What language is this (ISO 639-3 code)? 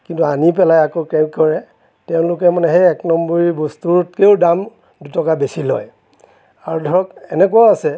asm